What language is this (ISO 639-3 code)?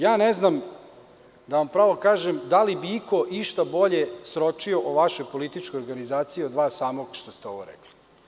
srp